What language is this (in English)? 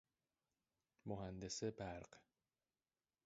Persian